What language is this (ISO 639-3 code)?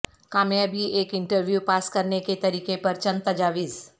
urd